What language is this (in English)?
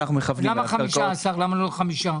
Hebrew